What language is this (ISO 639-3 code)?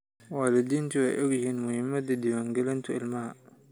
som